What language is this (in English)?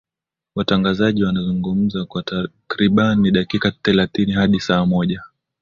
Swahili